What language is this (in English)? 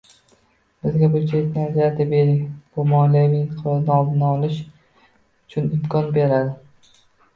Uzbek